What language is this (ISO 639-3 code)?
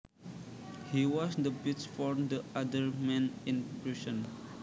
jav